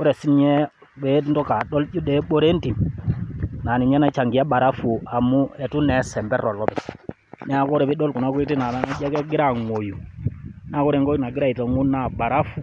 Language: Masai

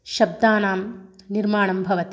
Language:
Sanskrit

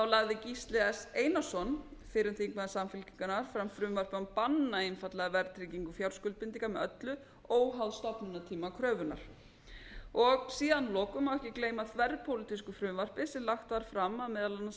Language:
Icelandic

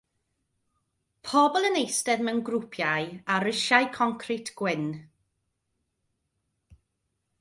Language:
Welsh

